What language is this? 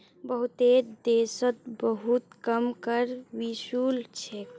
Magahi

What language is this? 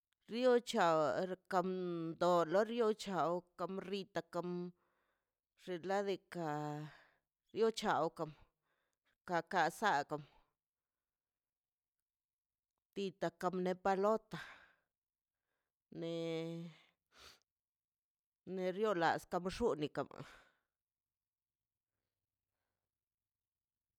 Mazaltepec Zapotec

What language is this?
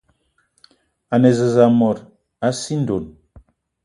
Eton (Cameroon)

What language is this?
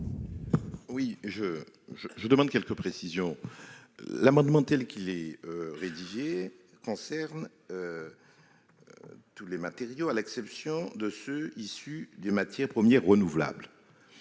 French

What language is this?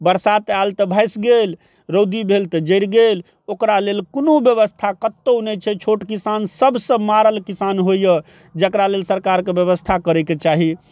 Maithili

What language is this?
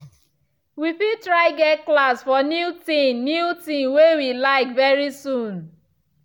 Nigerian Pidgin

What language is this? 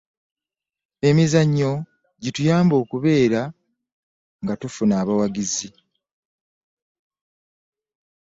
Ganda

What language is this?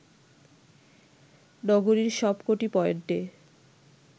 Bangla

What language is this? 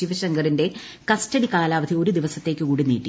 Malayalam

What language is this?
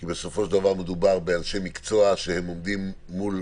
Hebrew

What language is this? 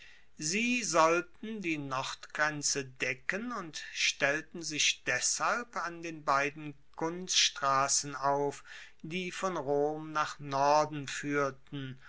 German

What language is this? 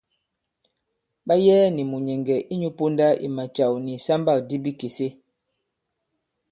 Bankon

